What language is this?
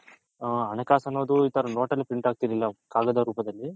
Kannada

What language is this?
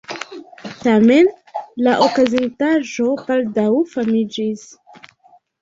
Esperanto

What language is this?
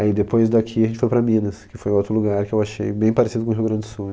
Portuguese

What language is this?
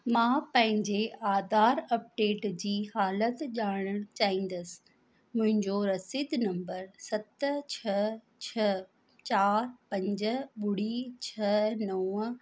Sindhi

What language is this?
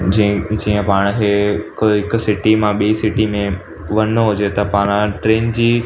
Sindhi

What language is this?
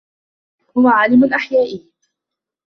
Arabic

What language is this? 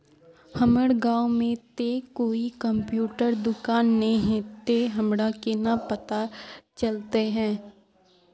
Magahi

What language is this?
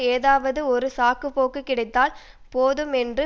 Tamil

